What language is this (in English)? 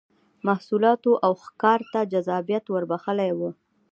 Pashto